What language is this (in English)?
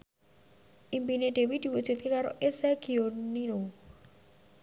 Javanese